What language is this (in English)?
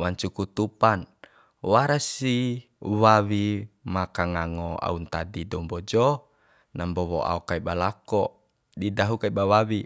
Bima